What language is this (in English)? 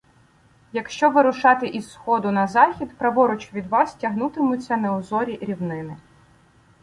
Ukrainian